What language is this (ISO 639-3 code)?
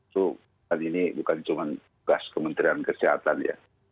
ind